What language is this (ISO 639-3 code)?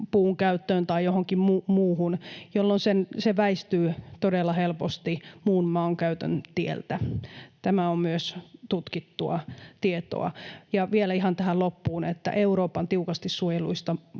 fin